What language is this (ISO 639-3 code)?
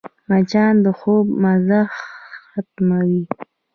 pus